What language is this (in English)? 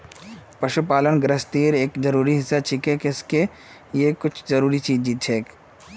Magahi